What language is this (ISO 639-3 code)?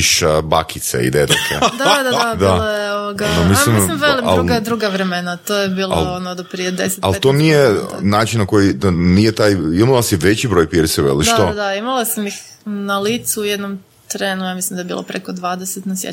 hrv